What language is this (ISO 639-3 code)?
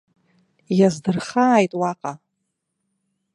abk